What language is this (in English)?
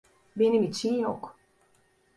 Turkish